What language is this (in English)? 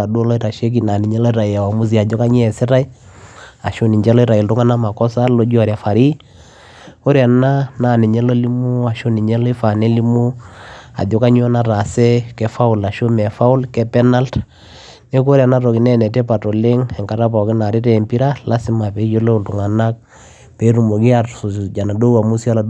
Masai